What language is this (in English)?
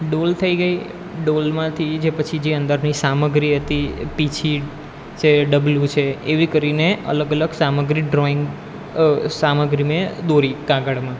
Gujarati